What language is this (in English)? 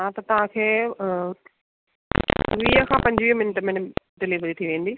Sindhi